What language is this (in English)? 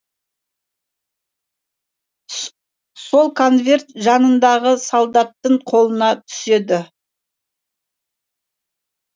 Kazakh